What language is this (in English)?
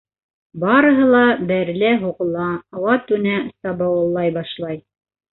Bashkir